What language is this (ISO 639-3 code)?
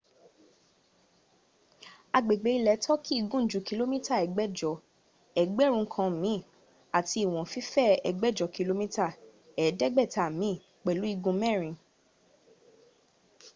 yor